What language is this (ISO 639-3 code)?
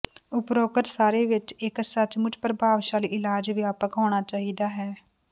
pan